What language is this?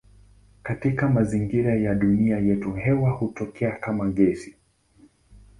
Swahili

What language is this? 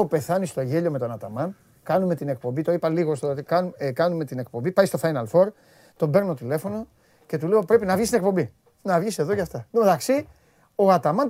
Greek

